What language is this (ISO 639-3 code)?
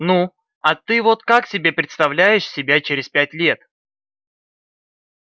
rus